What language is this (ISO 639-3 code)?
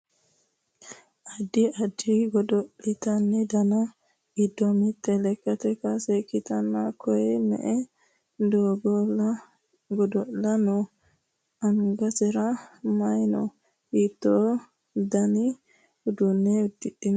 sid